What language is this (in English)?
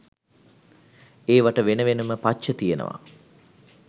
Sinhala